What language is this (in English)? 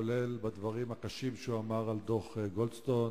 Hebrew